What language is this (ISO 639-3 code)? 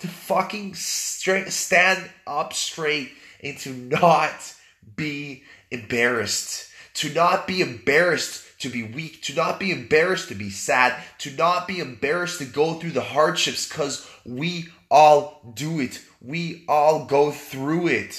eng